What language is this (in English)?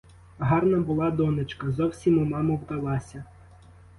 Ukrainian